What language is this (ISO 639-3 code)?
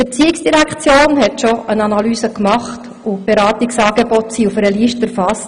gsw